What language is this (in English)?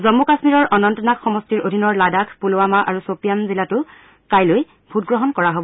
Assamese